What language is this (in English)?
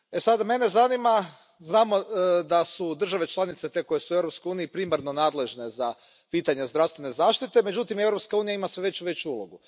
Croatian